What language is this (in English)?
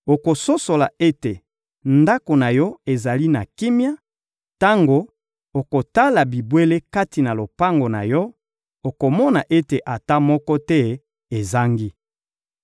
Lingala